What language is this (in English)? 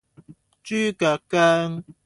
Cantonese